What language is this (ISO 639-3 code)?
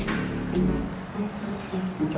ind